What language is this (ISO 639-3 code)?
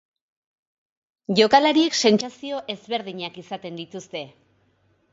eus